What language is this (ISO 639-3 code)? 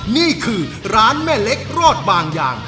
tha